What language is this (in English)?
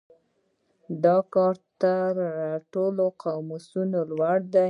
Pashto